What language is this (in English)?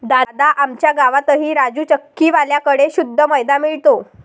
Marathi